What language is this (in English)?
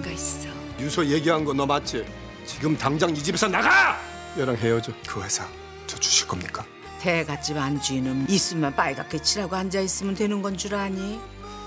Korean